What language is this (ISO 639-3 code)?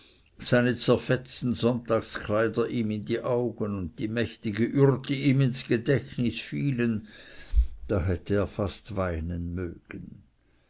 deu